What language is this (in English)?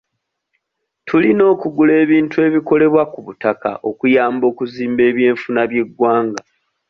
Ganda